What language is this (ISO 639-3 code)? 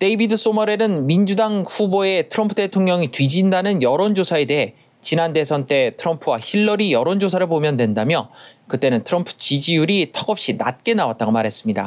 kor